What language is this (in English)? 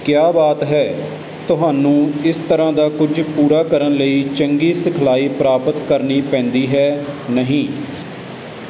Punjabi